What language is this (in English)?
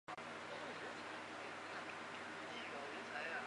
Chinese